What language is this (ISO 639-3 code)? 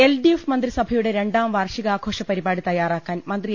mal